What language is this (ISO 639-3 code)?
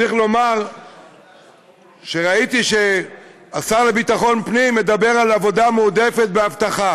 heb